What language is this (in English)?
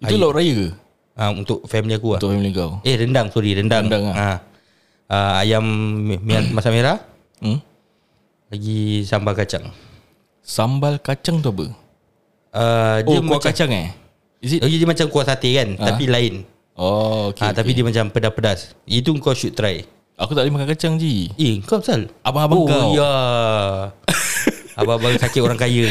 Malay